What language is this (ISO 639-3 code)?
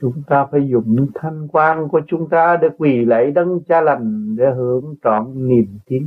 vie